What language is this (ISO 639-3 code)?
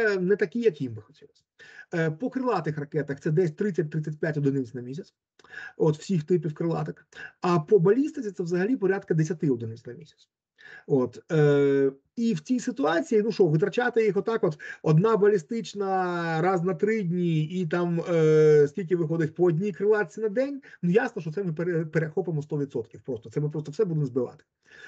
ukr